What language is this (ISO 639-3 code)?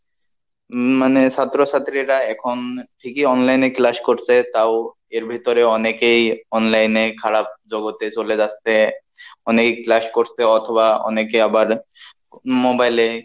ben